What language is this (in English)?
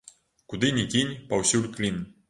Belarusian